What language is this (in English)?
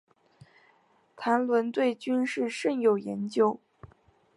Chinese